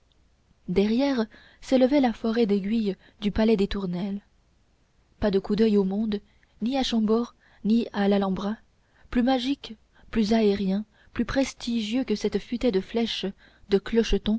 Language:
French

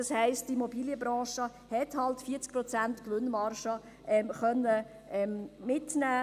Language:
Swiss German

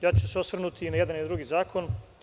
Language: Serbian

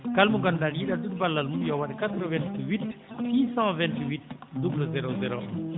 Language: Fula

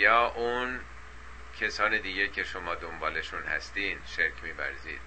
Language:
Persian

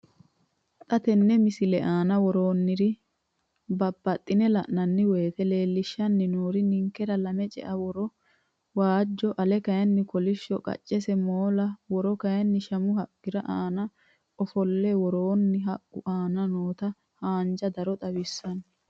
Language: Sidamo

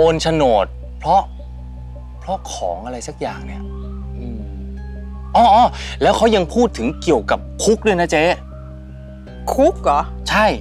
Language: Thai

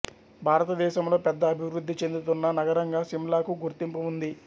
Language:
Telugu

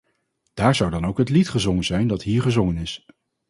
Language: Dutch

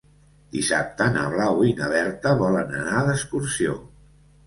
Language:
Catalan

